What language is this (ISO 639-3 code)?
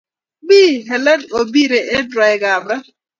kln